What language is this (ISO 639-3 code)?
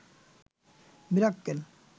ben